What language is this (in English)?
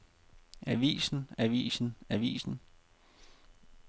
Danish